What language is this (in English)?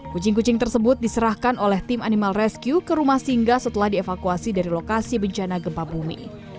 Indonesian